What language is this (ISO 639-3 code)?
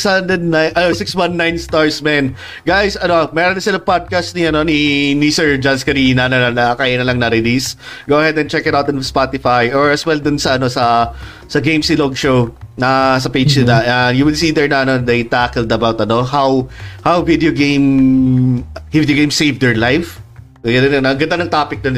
fil